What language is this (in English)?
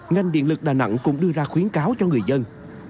Vietnamese